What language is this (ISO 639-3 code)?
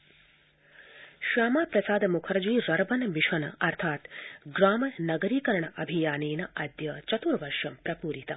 san